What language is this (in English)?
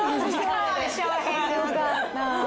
Japanese